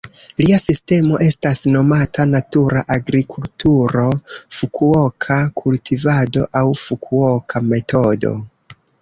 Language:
Esperanto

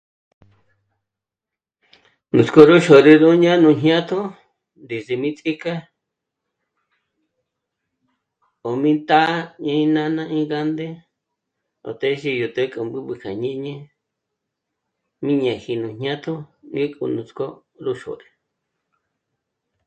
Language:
Michoacán Mazahua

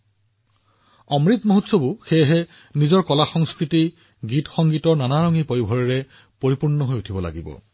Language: Assamese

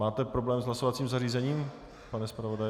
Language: Czech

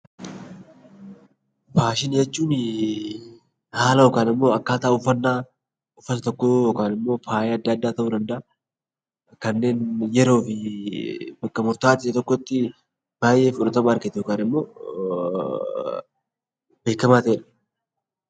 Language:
Oromo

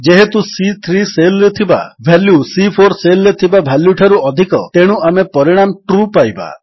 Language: Odia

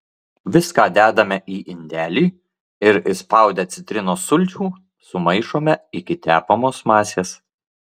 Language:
Lithuanian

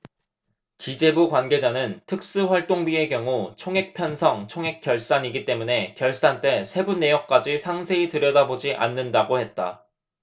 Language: Korean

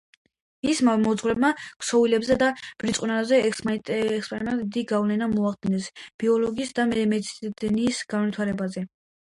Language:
Georgian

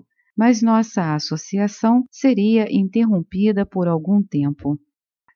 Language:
Portuguese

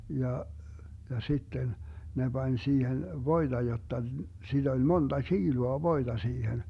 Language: Finnish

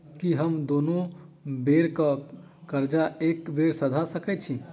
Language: Maithili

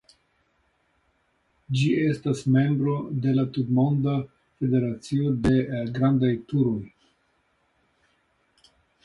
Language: Esperanto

